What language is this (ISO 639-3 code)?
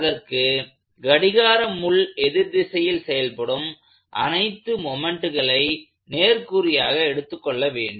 tam